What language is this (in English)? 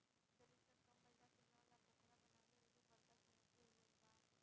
Bhojpuri